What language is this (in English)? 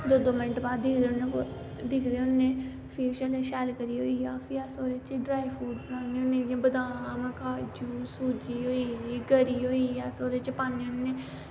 Dogri